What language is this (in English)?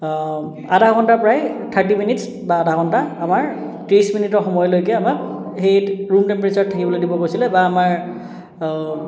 Assamese